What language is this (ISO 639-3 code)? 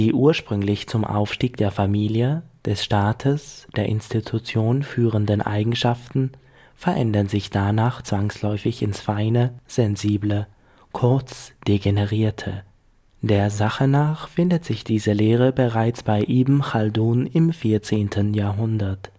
deu